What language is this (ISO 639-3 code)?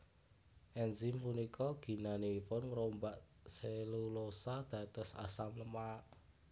jav